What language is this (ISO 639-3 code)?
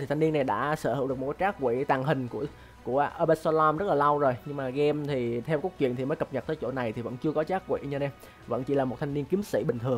vie